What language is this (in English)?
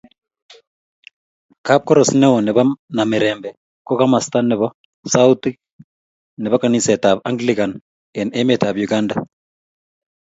Kalenjin